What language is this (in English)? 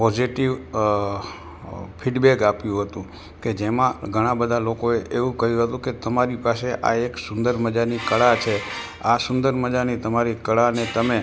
Gujarati